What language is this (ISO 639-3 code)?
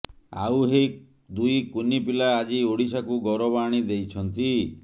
ori